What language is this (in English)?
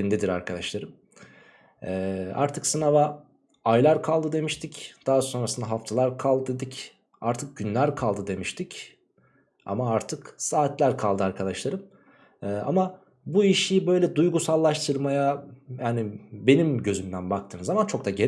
Turkish